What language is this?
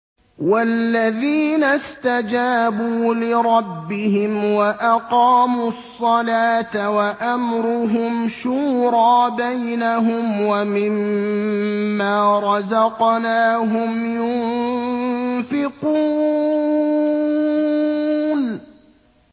Arabic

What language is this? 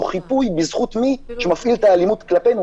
Hebrew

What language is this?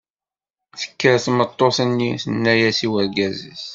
Kabyle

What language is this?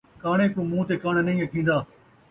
Saraiki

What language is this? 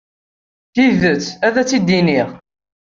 Kabyle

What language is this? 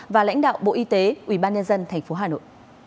Vietnamese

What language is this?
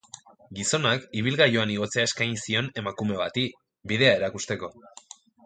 Basque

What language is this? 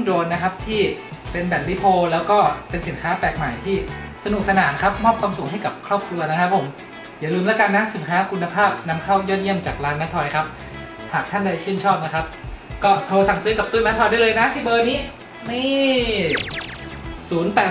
Thai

